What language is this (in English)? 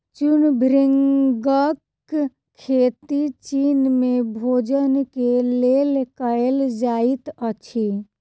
Maithili